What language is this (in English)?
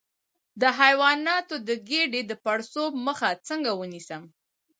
Pashto